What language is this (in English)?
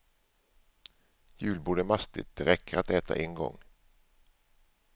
Swedish